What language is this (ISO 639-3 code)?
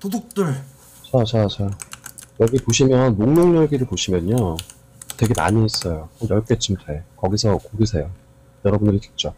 kor